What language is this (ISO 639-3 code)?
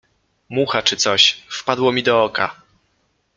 pol